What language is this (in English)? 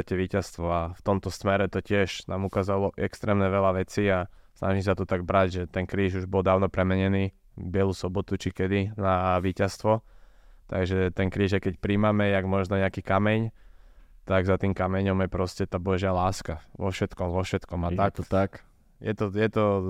Slovak